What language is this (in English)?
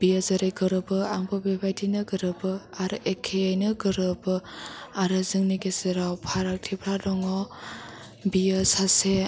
Bodo